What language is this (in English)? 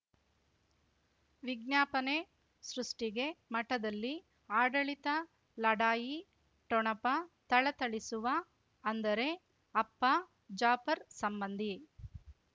Kannada